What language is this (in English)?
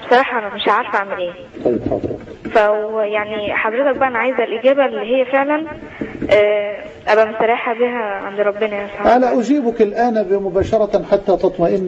Arabic